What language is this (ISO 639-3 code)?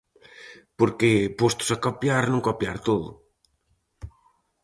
glg